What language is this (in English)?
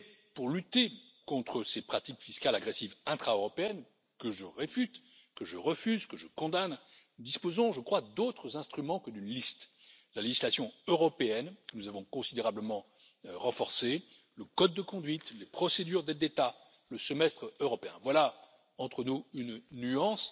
French